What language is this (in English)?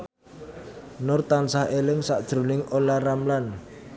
Javanese